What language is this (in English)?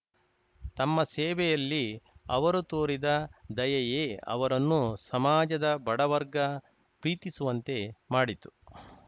Kannada